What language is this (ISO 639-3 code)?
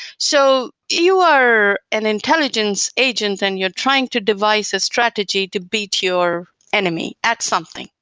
eng